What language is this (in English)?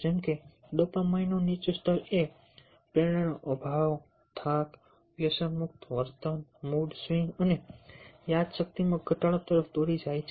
Gujarati